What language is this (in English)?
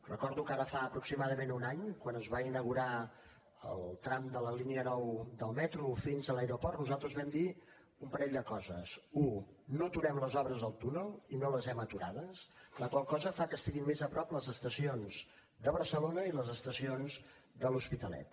Catalan